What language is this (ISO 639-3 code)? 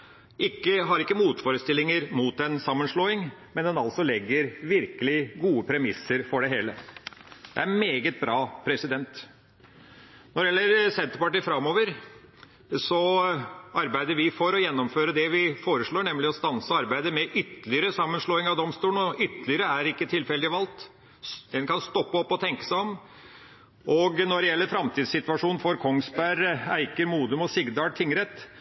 nob